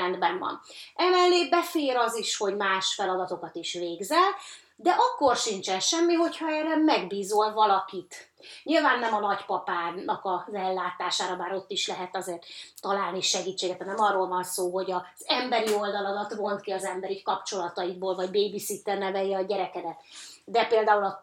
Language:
Hungarian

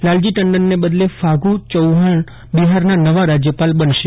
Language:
Gujarati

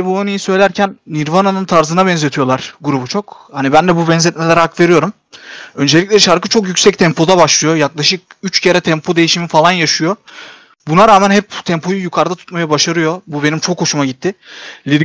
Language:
Turkish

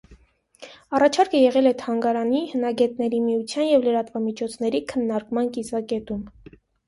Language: Armenian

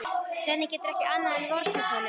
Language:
Icelandic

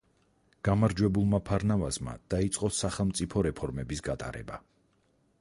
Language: Georgian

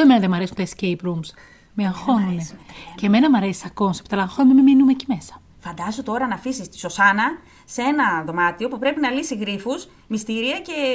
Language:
Greek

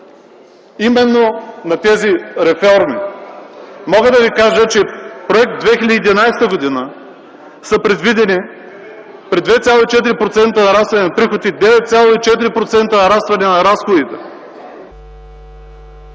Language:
Bulgarian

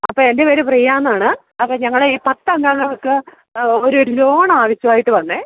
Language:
Malayalam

